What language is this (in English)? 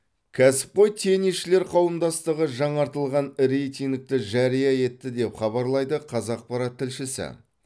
Kazakh